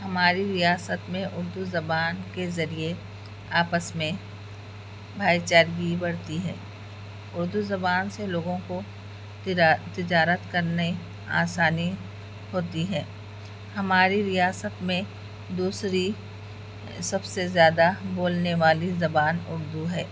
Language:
Urdu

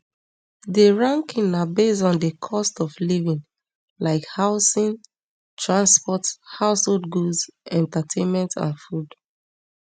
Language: Nigerian Pidgin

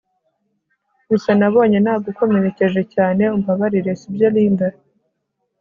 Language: Kinyarwanda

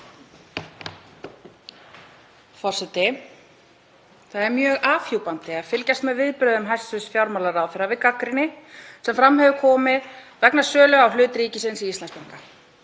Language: Icelandic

